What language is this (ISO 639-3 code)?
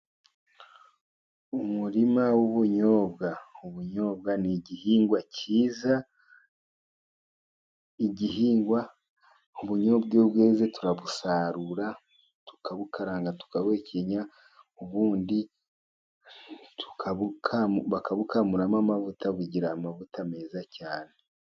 kin